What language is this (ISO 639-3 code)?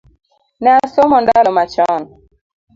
luo